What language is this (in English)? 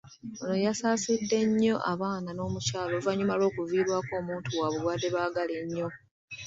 Ganda